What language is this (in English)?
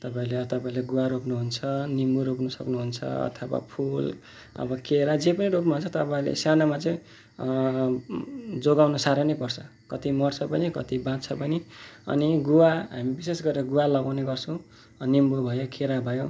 Nepali